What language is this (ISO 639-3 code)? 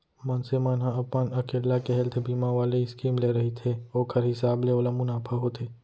hne